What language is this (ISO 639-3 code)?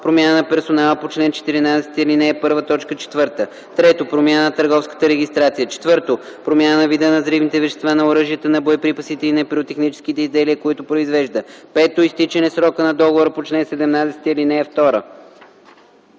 bul